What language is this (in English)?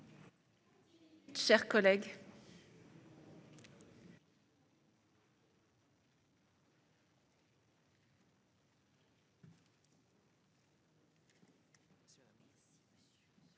French